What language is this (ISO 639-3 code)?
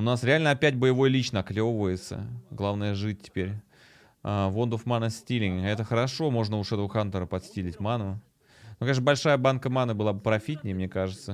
rus